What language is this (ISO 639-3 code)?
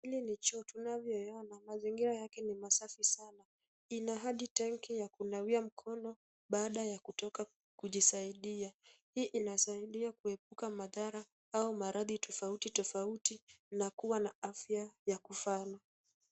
swa